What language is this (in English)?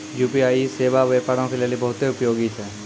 Maithili